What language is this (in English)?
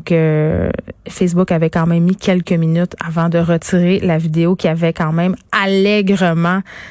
French